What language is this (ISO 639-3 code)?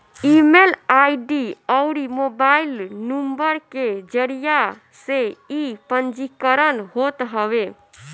bho